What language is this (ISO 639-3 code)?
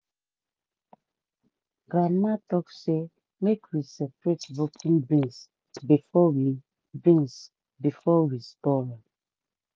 pcm